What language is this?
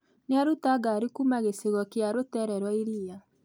Kikuyu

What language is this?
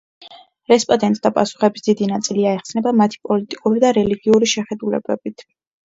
Georgian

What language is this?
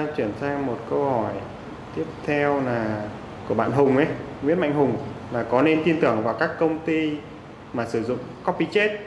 Vietnamese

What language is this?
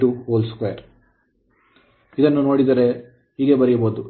Kannada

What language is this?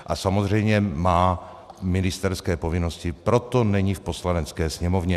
Czech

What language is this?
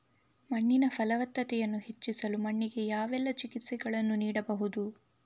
Kannada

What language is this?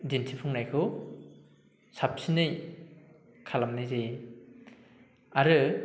Bodo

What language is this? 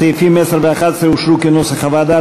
Hebrew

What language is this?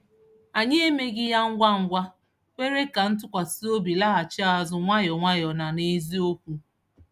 Igbo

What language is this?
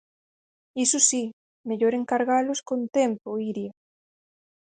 Galician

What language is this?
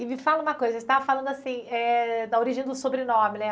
Portuguese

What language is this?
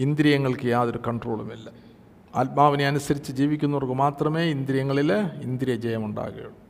Malayalam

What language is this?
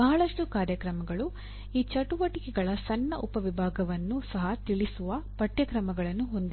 Kannada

